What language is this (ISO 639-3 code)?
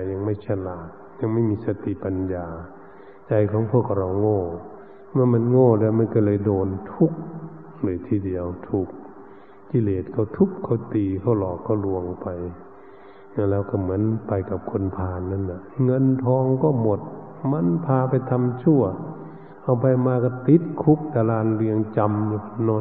tha